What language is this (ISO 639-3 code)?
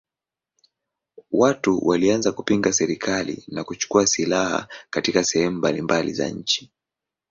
swa